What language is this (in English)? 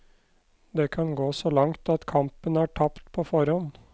Norwegian